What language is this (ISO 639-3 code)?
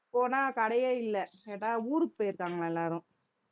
tam